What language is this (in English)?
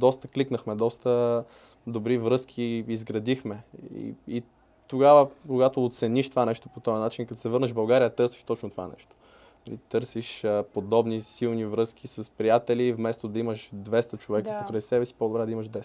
Bulgarian